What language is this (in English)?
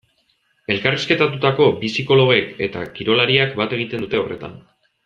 Basque